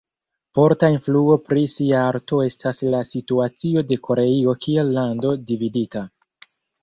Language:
Esperanto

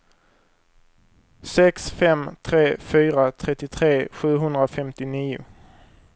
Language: Swedish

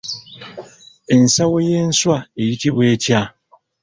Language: Ganda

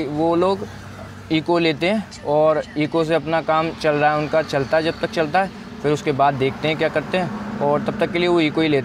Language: Hindi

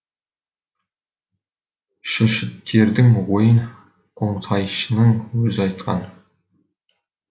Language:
Kazakh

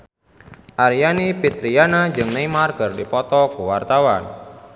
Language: Sundanese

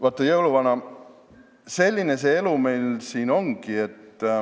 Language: Estonian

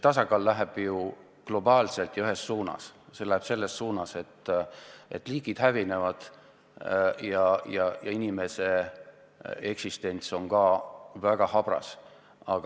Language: Estonian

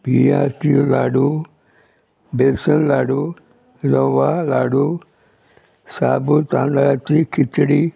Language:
Konkani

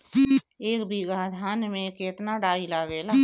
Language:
Bhojpuri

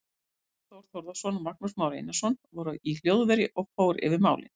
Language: Icelandic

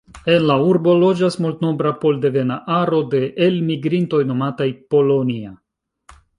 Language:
Esperanto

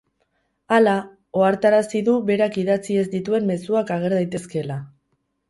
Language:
Basque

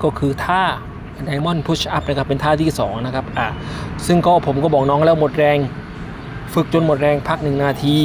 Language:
Thai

